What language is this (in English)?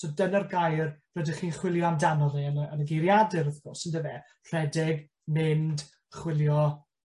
Welsh